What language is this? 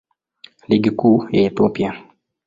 Swahili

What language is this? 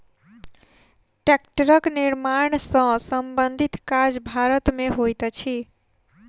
Maithili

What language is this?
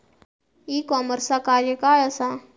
Marathi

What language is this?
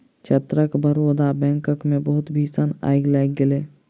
Maithili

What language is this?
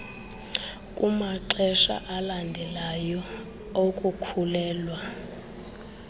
Xhosa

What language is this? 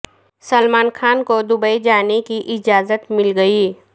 Urdu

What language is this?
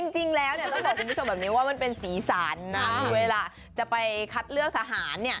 Thai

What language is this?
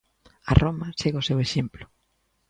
Galician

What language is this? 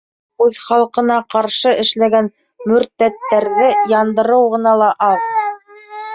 Bashkir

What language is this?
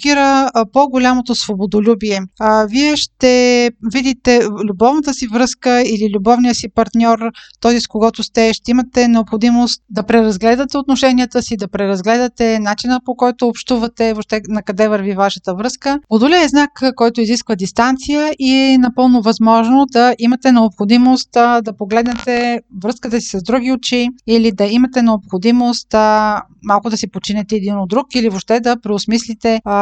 Bulgarian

